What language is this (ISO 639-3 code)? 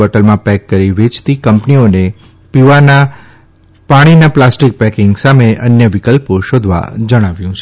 guj